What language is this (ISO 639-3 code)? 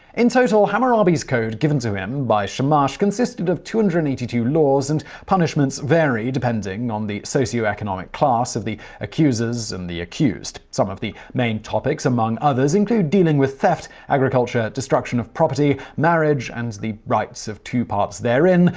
eng